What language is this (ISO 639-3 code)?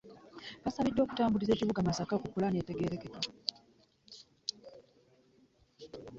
lug